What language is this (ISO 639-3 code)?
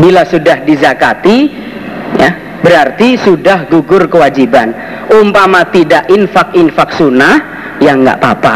ind